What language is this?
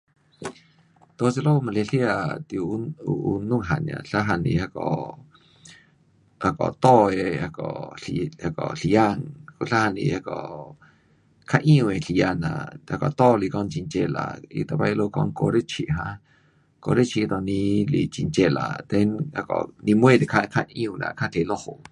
Pu-Xian Chinese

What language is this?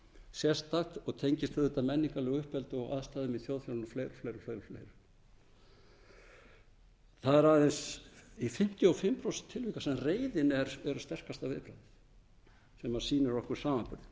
Icelandic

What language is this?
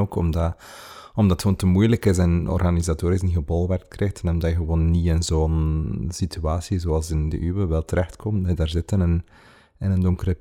Dutch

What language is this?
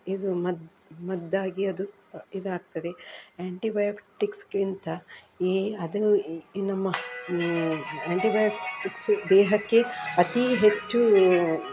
Kannada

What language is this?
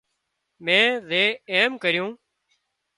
Wadiyara Koli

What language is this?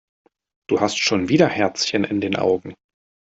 German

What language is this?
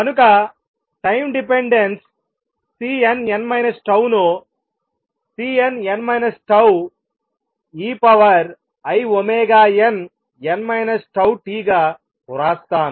Telugu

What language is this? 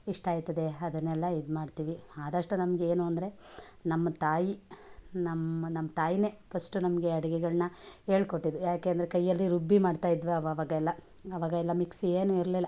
Kannada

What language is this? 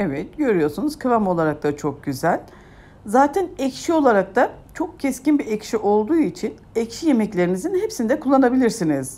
Turkish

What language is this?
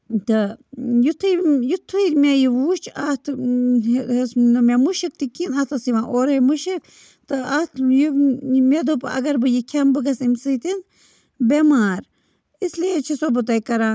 Kashmiri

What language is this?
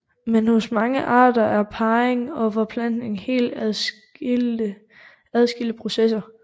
Danish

